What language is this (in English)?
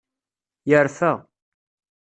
Kabyle